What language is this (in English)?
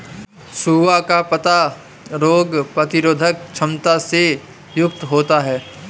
Hindi